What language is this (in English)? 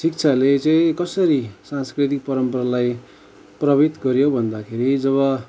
Nepali